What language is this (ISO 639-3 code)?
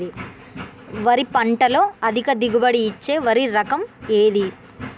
tel